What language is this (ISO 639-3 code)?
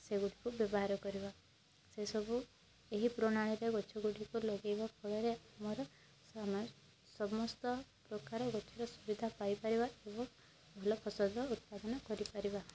ori